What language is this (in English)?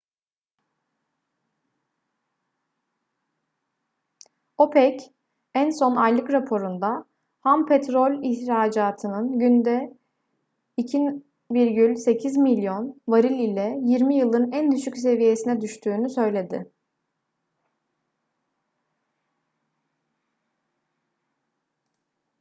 Turkish